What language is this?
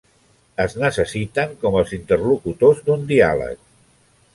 Catalan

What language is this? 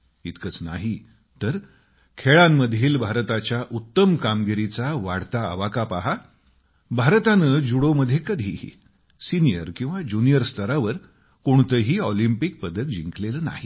Marathi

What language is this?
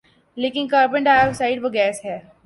Urdu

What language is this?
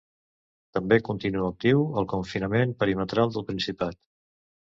Catalan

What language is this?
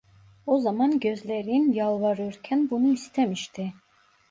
Turkish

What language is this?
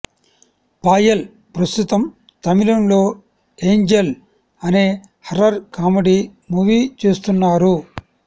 Telugu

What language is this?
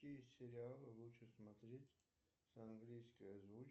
Russian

